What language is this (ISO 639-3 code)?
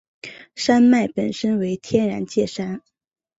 zho